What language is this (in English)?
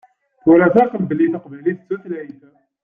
Kabyle